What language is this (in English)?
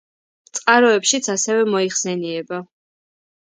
Georgian